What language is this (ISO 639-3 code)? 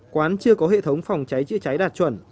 vie